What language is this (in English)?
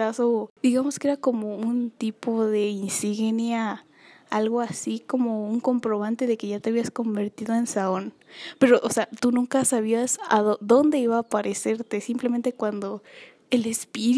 Spanish